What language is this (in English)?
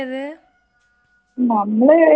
Malayalam